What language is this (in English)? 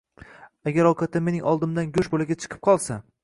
Uzbek